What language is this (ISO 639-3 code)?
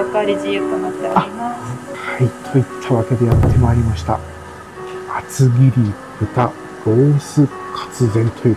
jpn